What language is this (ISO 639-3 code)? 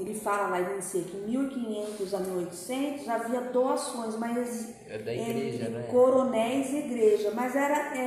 por